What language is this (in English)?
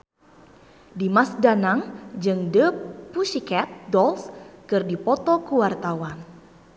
Sundanese